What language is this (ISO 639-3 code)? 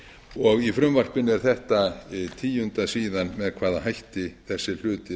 isl